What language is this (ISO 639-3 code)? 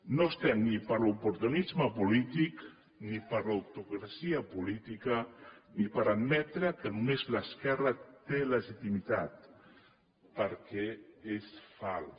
cat